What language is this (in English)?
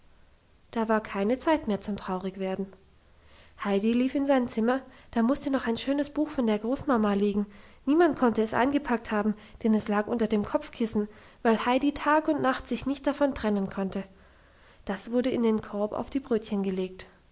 German